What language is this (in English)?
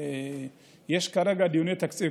Hebrew